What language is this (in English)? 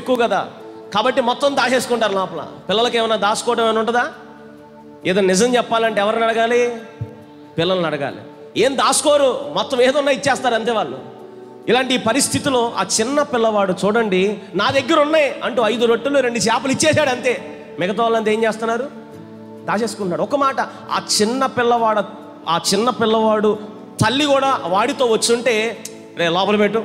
Hindi